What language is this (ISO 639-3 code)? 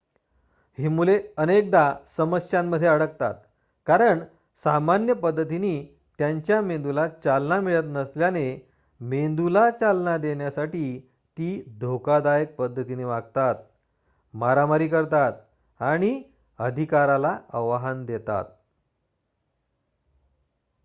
mar